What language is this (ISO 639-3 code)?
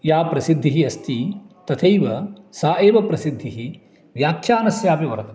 san